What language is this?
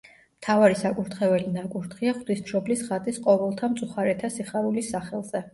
Georgian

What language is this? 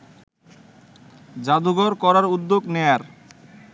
Bangla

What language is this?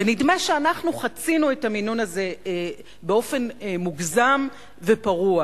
Hebrew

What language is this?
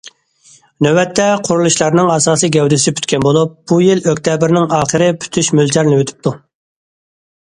Uyghur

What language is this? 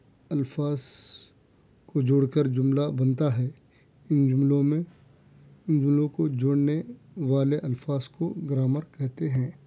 Urdu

